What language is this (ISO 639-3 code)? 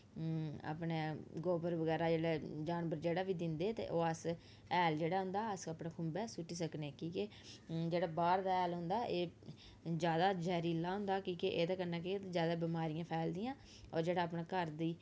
doi